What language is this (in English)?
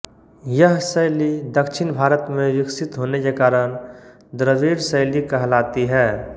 Hindi